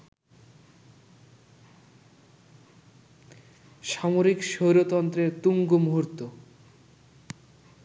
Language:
Bangla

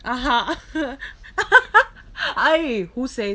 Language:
English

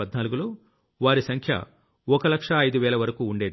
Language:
Telugu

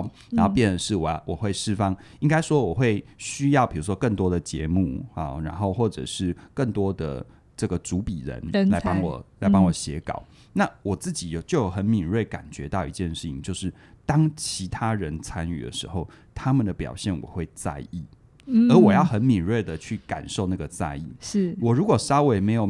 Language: Chinese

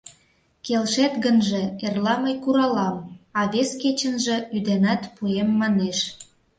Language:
Mari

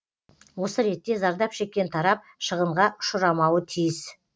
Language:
Kazakh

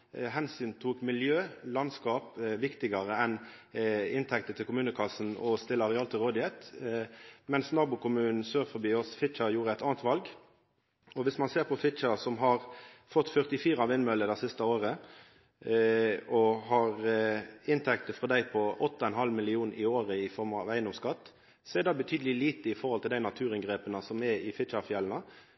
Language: Norwegian Nynorsk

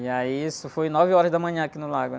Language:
Portuguese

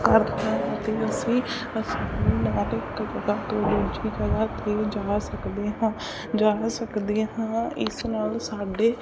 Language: Punjabi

